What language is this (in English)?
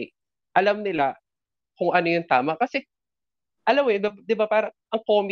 Filipino